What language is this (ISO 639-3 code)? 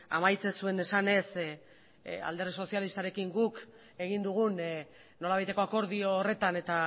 eus